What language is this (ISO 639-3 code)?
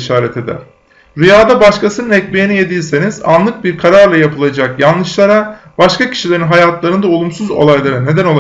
tur